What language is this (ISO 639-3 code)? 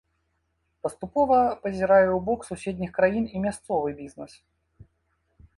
bel